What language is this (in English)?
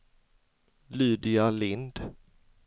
Swedish